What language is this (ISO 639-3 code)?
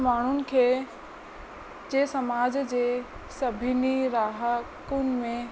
snd